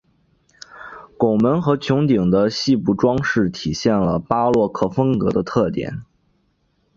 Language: Chinese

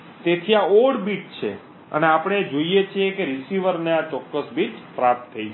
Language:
Gujarati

